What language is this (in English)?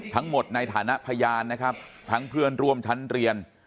Thai